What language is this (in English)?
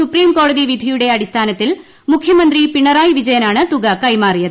Malayalam